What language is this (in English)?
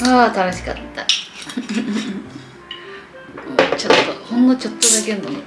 Japanese